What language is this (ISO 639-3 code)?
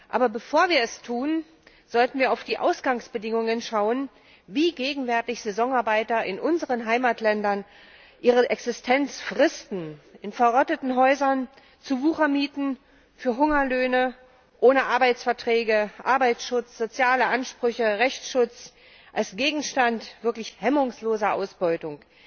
deu